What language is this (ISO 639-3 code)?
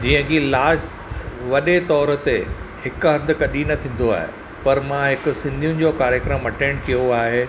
snd